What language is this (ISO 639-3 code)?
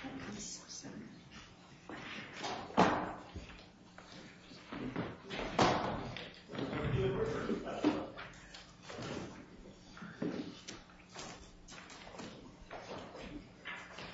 eng